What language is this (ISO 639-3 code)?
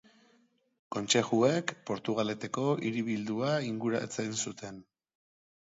eus